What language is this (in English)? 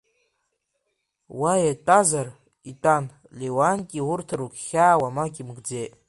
Abkhazian